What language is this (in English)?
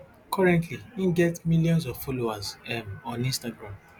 Nigerian Pidgin